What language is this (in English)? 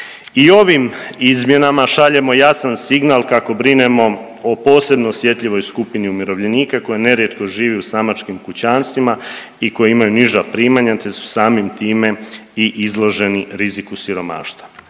Croatian